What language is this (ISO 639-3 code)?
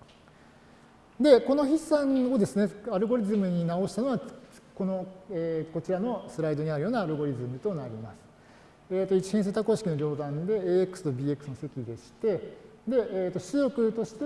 jpn